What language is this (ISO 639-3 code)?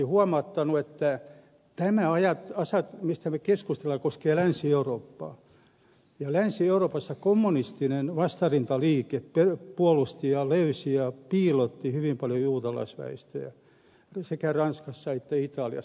fin